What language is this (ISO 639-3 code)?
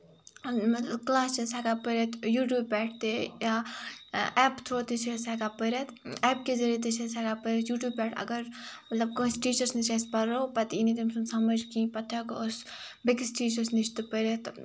kas